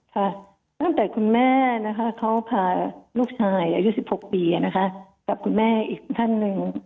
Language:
Thai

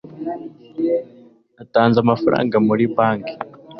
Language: Kinyarwanda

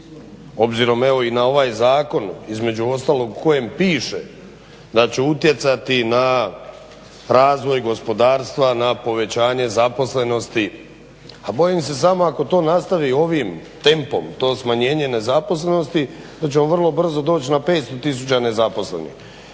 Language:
Croatian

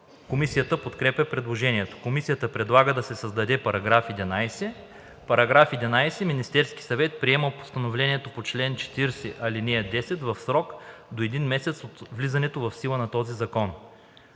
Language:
Bulgarian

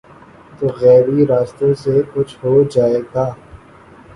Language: Urdu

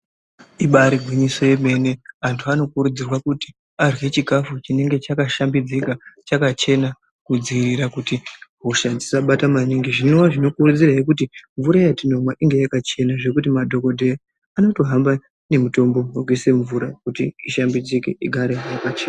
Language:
Ndau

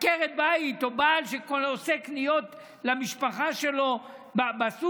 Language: Hebrew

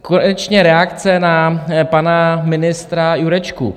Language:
Czech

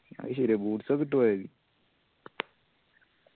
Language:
Malayalam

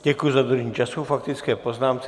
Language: Czech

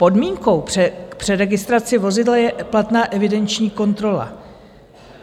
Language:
Czech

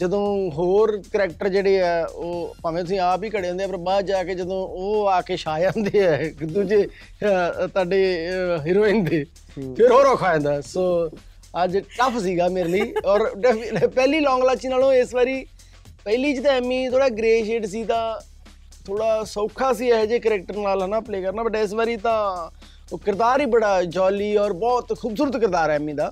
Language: Punjabi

